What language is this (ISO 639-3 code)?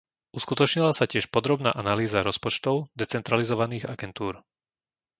slk